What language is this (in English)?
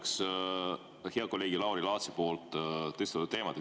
Estonian